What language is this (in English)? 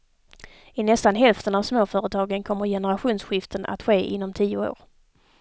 Swedish